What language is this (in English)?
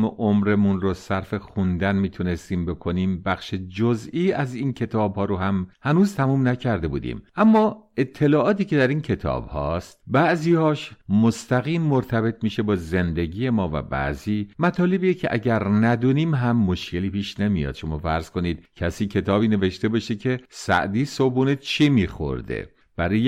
Persian